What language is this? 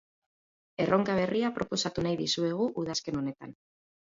Basque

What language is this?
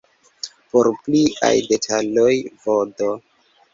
Esperanto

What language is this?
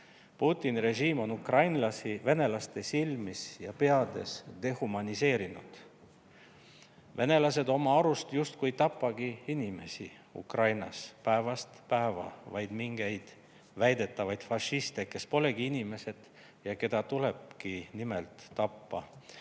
Estonian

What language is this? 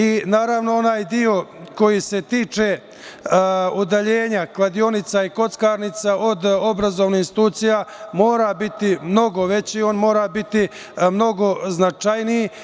Serbian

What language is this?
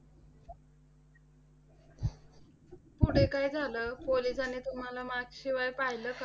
Marathi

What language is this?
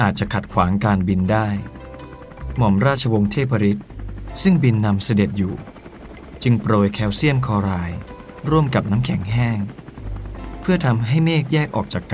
Thai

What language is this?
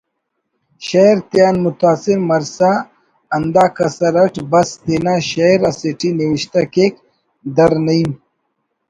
Brahui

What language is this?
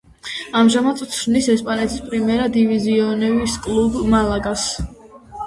Georgian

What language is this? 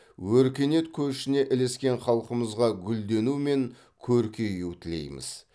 Kazakh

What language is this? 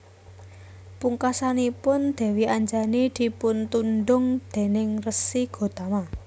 Javanese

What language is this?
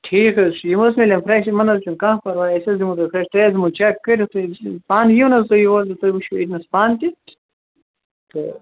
Kashmiri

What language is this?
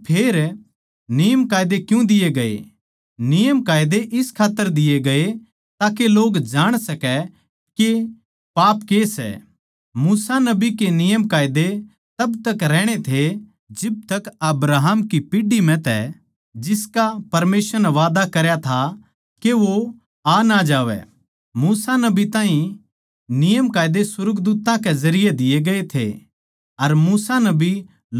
Haryanvi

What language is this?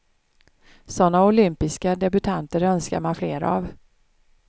Swedish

